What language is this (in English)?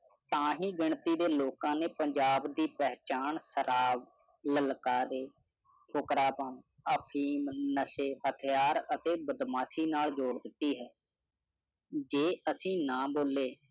Punjabi